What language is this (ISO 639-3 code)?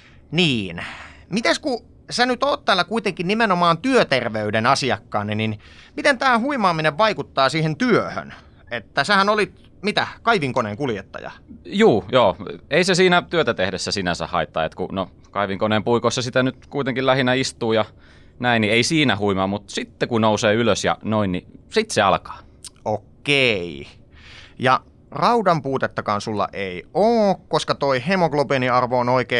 fin